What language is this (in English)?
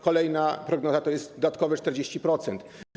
Polish